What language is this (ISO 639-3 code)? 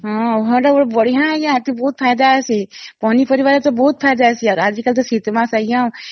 ori